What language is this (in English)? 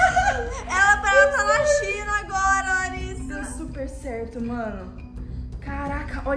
Portuguese